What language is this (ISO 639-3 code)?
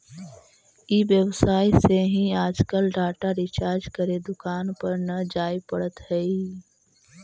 mag